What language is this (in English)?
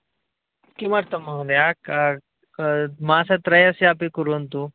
Sanskrit